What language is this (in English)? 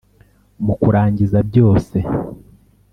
Kinyarwanda